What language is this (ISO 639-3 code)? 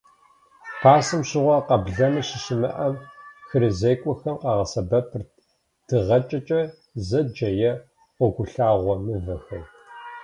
kbd